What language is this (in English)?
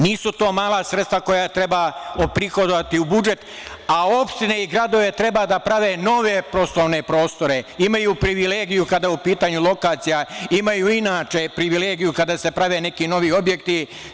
Serbian